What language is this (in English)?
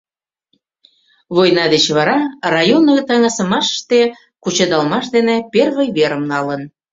Mari